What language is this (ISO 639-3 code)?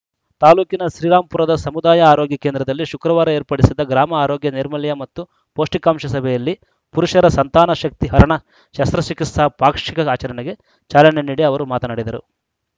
kan